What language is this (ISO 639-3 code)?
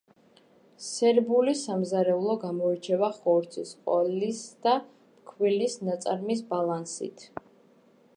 kat